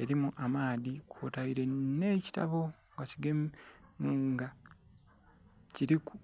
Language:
Soga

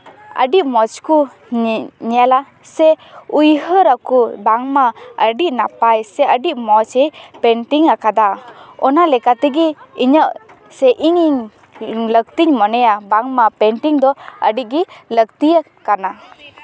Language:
Santali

